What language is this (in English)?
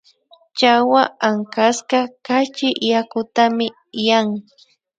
Imbabura Highland Quichua